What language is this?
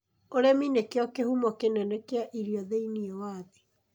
Kikuyu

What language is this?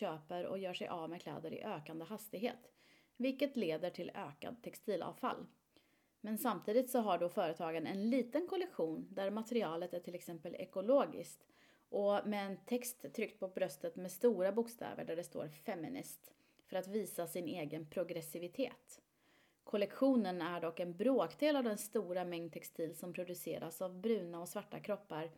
Swedish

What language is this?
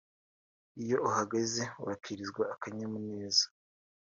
Kinyarwanda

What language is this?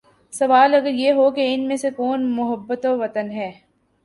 Urdu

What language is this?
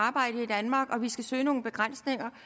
Danish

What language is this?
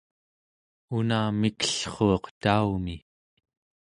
Central Yupik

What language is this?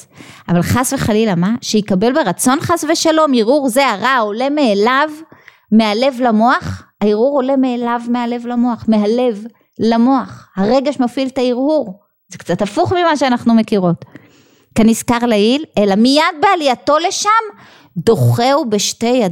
Hebrew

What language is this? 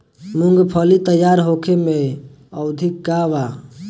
Bhojpuri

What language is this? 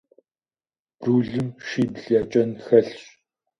Kabardian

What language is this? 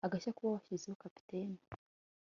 Kinyarwanda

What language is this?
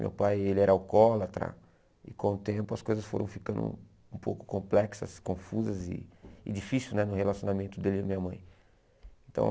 Portuguese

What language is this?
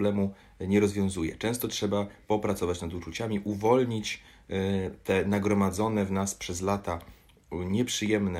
Polish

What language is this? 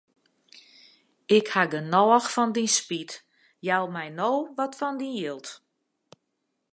Western Frisian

